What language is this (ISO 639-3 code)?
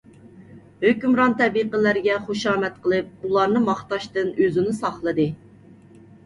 uig